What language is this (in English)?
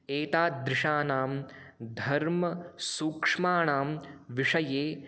Sanskrit